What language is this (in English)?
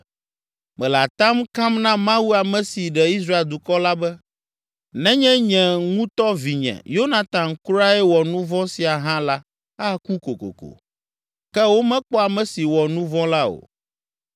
Ewe